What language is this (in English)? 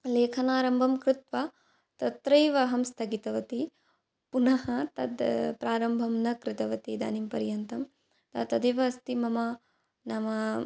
Sanskrit